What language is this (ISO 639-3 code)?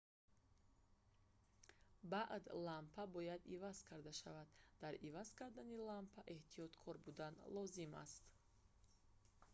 tgk